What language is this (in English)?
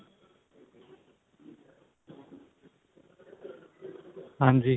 Punjabi